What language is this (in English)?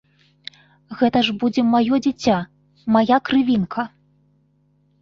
Belarusian